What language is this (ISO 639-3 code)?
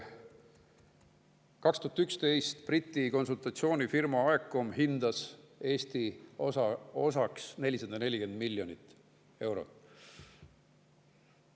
est